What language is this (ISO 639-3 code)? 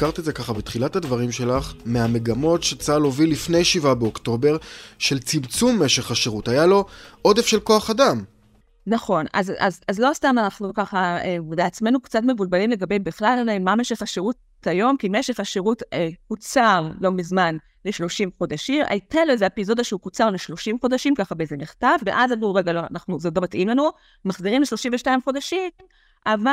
heb